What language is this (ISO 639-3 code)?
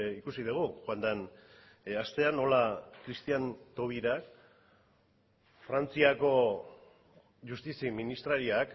eus